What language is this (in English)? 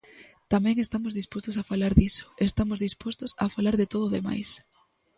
Galician